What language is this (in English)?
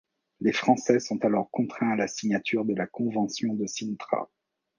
French